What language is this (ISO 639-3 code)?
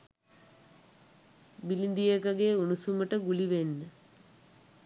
sin